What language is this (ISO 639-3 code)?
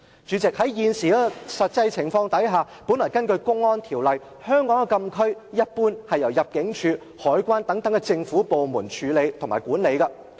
yue